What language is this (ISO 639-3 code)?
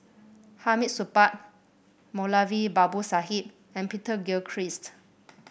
eng